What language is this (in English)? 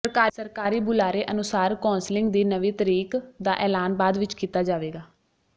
Punjabi